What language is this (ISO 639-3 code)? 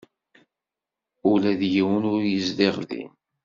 kab